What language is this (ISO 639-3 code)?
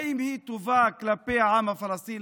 heb